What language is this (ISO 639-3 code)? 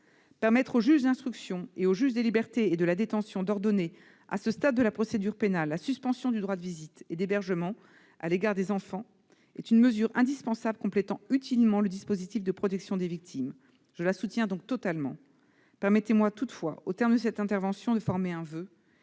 fra